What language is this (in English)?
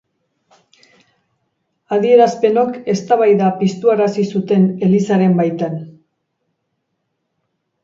Basque